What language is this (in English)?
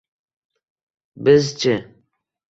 Uzbek